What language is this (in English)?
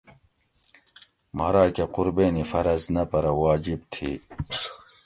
Gawri